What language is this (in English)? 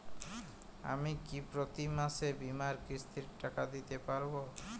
Bangla